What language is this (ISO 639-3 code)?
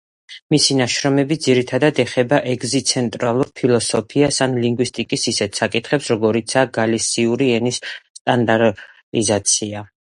kat